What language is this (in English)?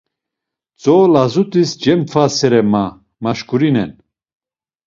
Laz